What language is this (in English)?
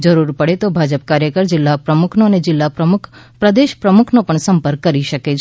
Gujarati